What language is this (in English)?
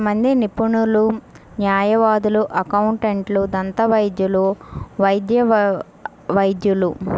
Telugu